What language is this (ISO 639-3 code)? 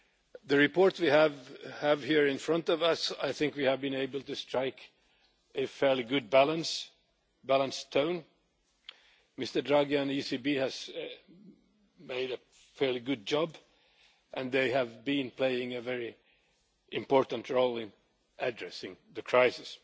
eng